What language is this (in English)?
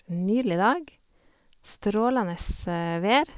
Norwegian